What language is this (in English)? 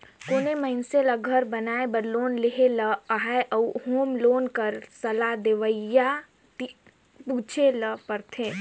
Chhattisgarhi